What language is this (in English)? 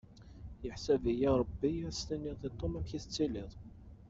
Kabyle